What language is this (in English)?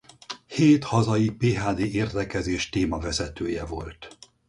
Hungarian